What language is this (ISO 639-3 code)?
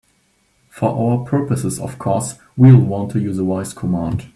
eng